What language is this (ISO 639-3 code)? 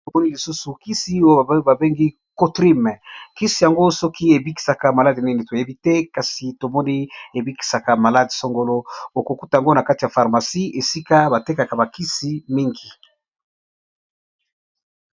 lin